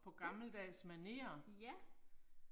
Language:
Danish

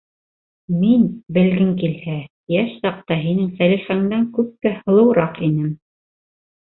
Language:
Bashkir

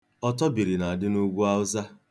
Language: Igbo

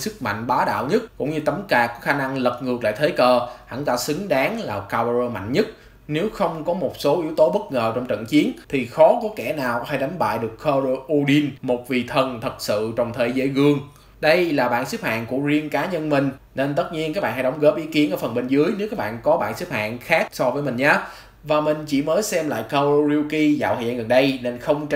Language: Vietnamese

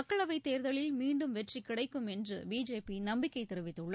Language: Tamil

